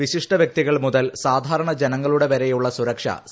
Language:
Malayalam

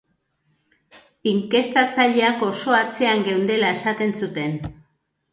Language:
Basque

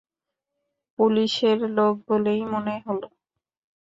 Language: Bangla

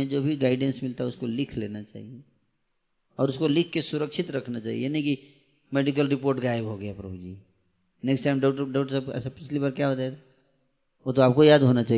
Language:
Hindi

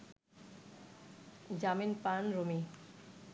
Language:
Bangla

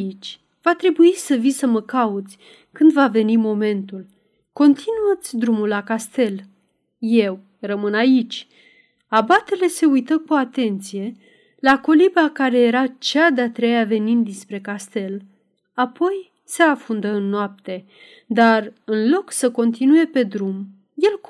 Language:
Romanian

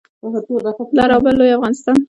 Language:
Pashto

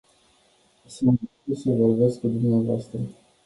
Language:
Romanian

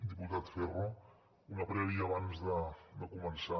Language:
Catalan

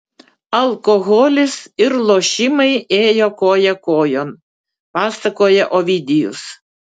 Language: Lithuanian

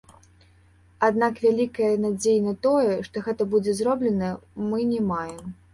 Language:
Belarusian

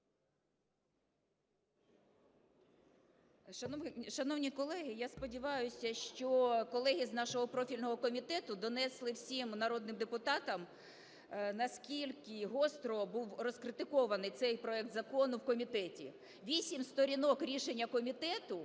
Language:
Ukrainian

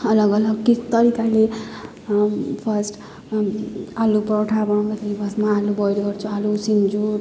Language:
Nepali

